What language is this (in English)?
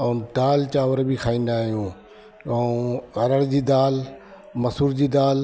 Sindhi